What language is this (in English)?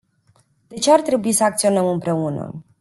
Romanian